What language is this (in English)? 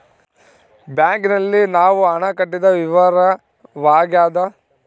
Kannada